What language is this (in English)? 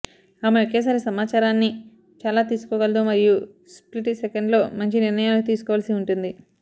Telugu